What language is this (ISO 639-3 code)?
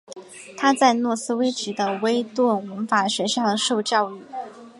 zho